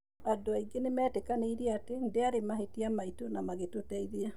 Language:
Kikuyu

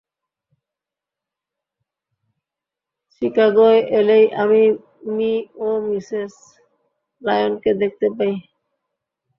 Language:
Bangla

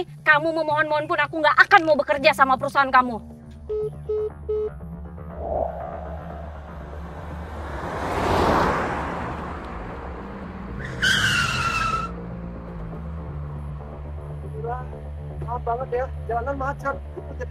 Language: Indonesian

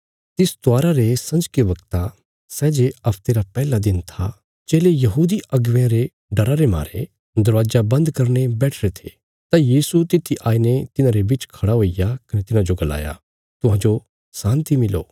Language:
Bilaspuri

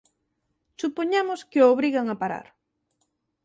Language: Galician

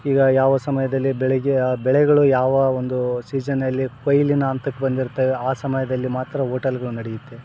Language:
Kannada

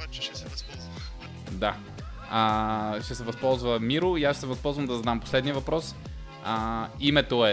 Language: Bulgarian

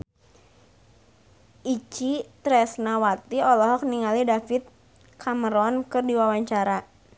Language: Sundanese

